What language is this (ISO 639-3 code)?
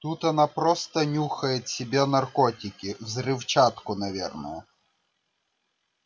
rus